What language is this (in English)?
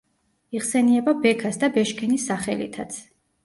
Georgian